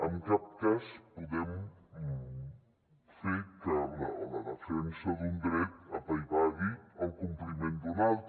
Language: Catalan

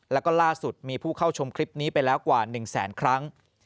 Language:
Thai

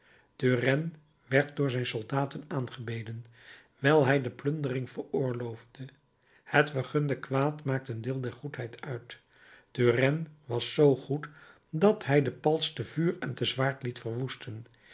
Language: Dutch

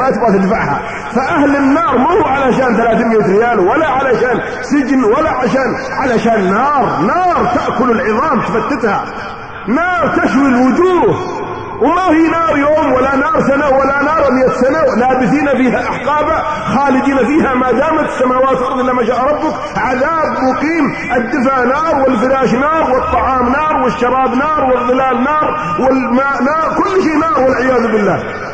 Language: Arabic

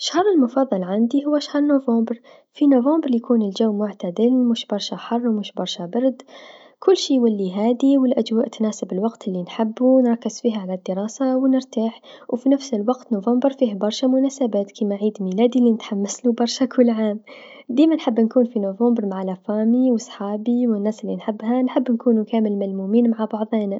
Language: Tunisian Arabic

